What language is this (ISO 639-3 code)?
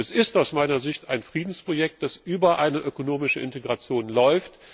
deu